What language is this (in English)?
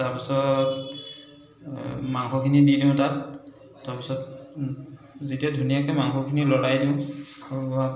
Assamese